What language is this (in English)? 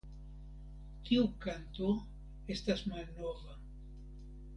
Esperanto